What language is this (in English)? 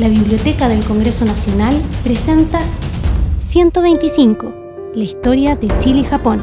Spanish